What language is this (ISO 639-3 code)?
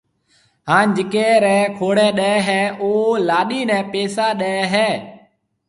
mve